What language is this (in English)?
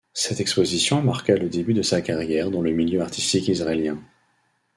French